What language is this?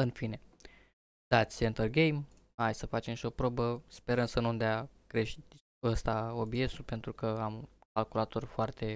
Romanian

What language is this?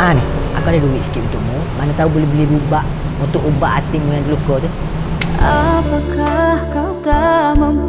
Malay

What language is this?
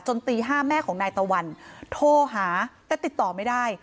Thai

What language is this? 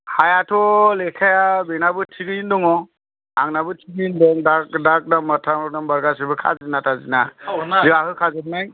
Bodo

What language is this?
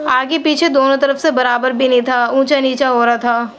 Urdu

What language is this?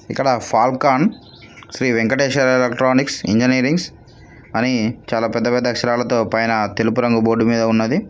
Telugu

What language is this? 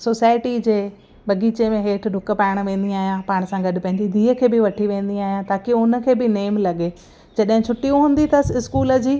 Sindhi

